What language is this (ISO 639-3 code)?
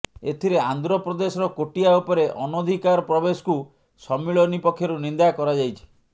ori